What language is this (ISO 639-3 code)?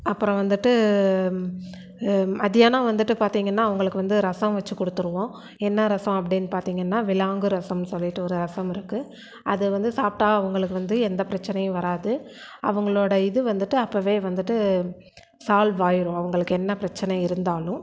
tam